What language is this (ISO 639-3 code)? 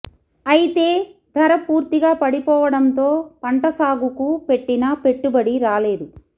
tel